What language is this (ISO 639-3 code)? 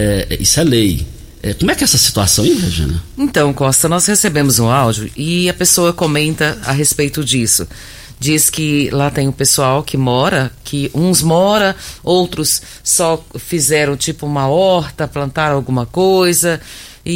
por